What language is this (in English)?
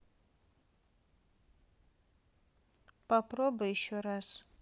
Russian